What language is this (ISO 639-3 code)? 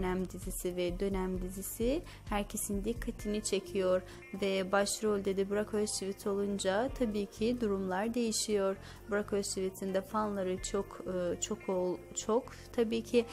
tur